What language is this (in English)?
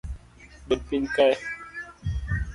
Luo (Kenya and Tanzania)